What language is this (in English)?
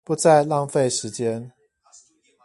Chinese